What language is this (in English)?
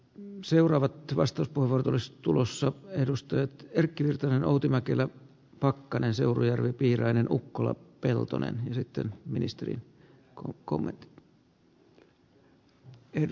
Finnish